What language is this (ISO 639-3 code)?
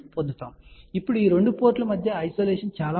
tel